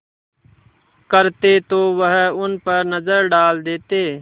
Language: Hindi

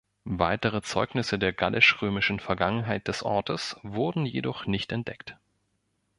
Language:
German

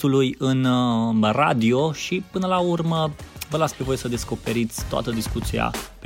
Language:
Romanian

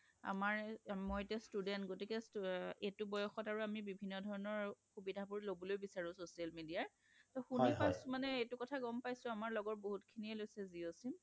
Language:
Assamese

